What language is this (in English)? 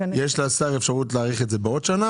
Hebrew